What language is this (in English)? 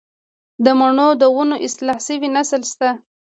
Pashto